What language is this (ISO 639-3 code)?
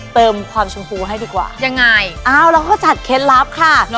tha